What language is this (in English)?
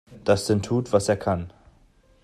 German